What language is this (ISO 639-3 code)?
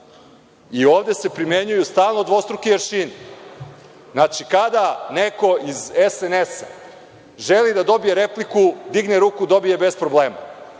srp